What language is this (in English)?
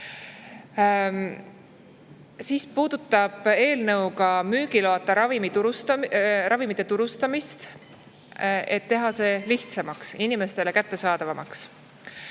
Estonian